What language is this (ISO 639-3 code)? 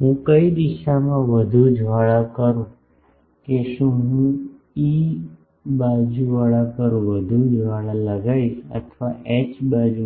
guj